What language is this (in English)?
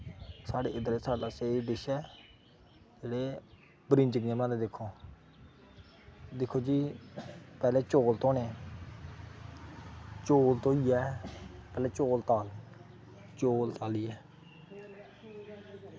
Dogri